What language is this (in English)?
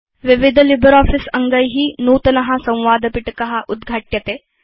Sanskrit